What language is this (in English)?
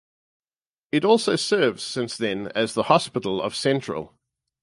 English